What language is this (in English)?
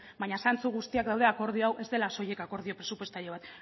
Basque